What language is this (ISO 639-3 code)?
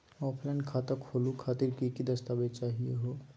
mag